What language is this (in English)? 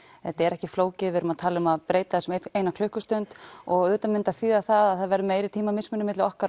Icelandic